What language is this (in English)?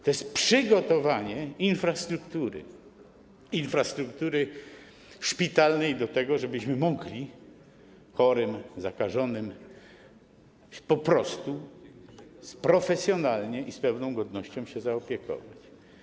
Polish